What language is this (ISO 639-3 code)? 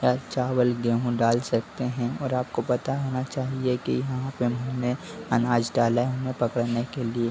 hin